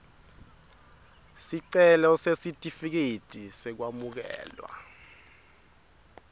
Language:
Swati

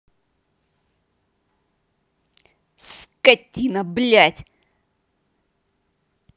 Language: Russian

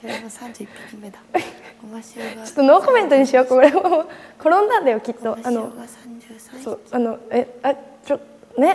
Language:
Japanese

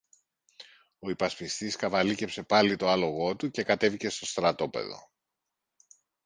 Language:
Greek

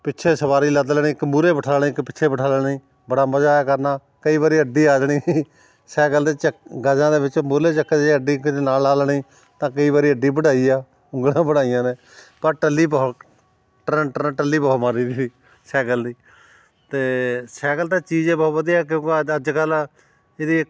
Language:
Punjabi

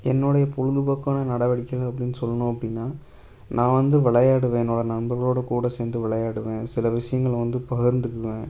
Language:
Tamil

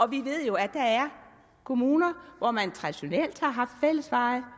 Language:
Danish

